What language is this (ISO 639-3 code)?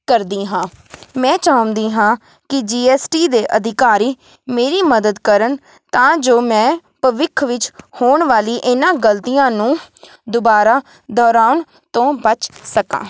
pan